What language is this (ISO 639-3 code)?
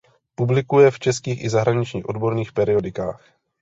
ces